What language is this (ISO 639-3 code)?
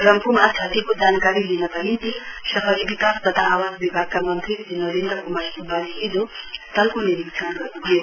nep